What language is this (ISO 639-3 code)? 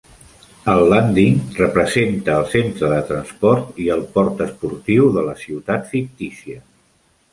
cat